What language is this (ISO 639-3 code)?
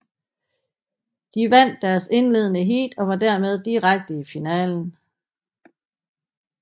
dan